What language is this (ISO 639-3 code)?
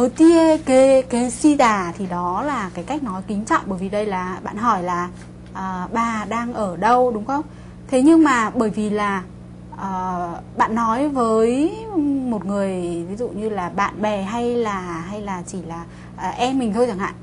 vie